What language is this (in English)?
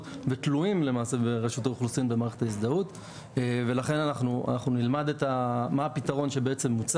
Hebrew